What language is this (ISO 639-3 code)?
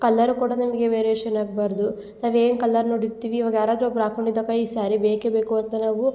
kan